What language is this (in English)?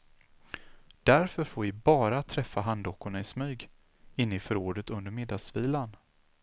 Swedish